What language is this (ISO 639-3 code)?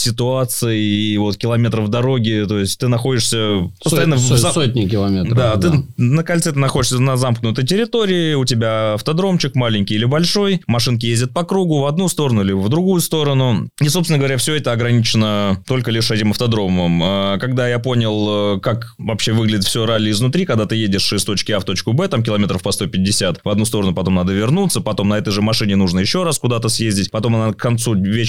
rus